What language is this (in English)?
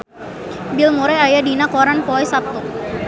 Sundanese